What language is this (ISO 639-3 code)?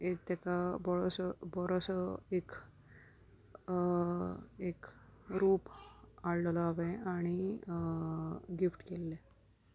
kok